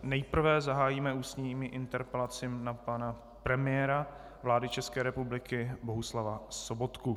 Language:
Czech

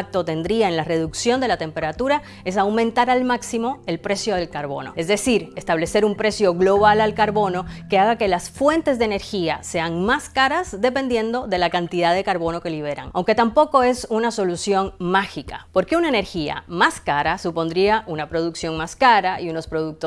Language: Spanish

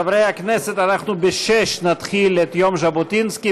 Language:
Hebrew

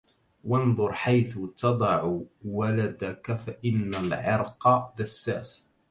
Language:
Arabic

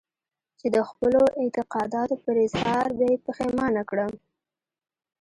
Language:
Pashto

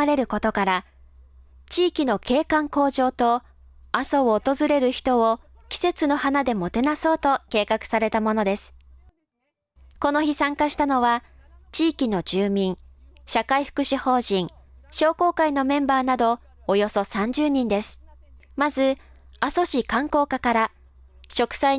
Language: Japanese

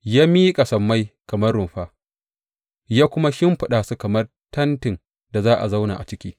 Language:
Hausa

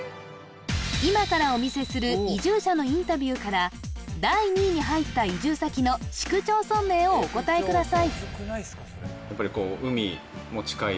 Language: Japanese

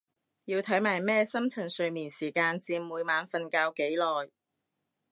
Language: Cantonese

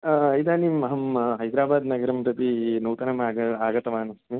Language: Sanskrit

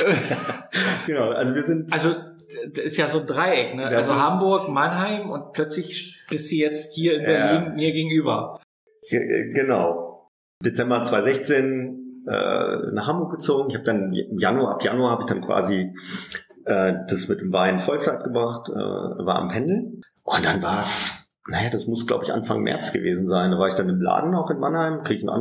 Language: German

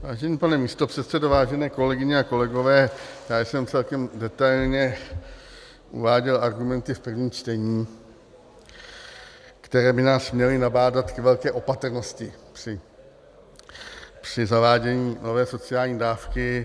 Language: Czech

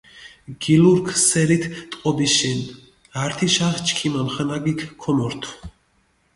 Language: Mingrelian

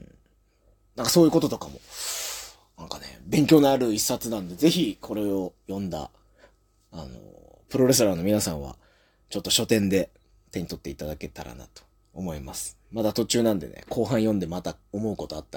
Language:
Japanese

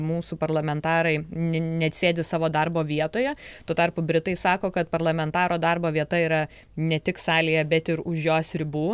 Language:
Lithuanian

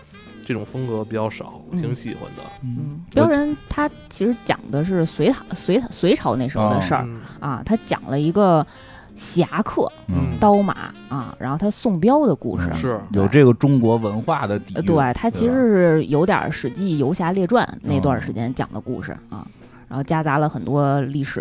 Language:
Chinese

